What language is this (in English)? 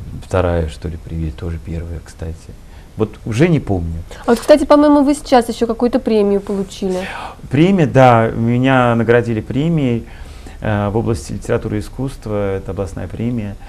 Russian